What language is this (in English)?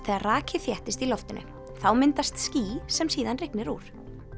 Icelandic